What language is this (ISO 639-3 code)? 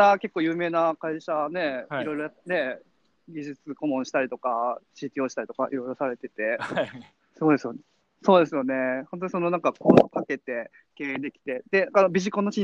jpn